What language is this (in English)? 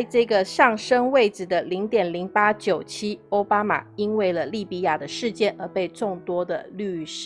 Chinese